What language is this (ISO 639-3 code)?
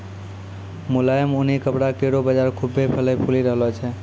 mai